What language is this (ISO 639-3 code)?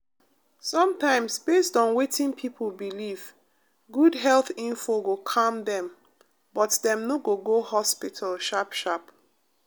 pcm